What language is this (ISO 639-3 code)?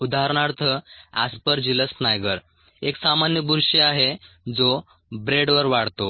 mar